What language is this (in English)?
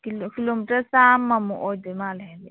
Manipuri